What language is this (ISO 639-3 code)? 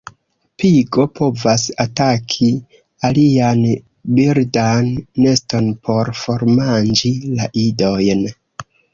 epo